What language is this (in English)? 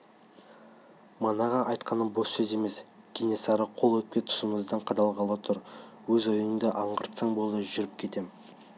Kazakh